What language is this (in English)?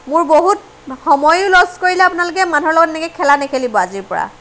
Assamese